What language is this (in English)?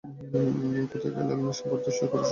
Bangla